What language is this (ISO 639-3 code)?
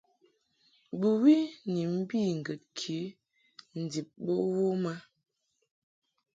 mhk